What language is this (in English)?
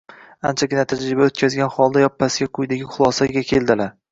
Uzbek